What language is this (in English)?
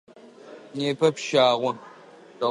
Adyghe